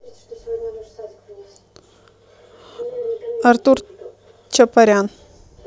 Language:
Russian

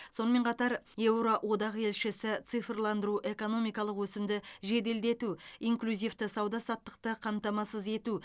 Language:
Kazakh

